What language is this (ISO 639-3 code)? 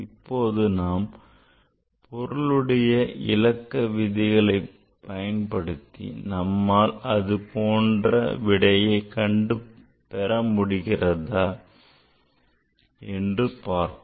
tam